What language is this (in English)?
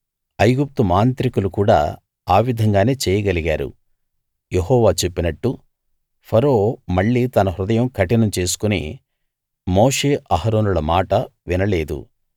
Telugu